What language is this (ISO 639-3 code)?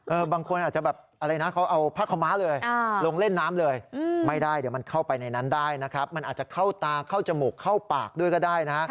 tha